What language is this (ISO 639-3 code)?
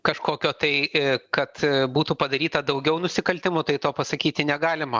lit